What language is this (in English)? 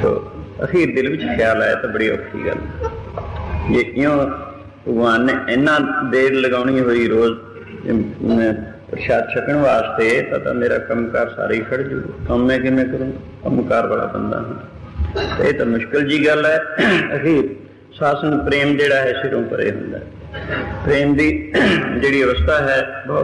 Arabic